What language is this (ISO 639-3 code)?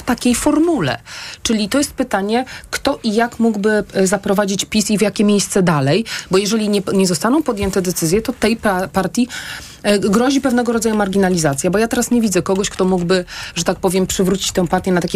pol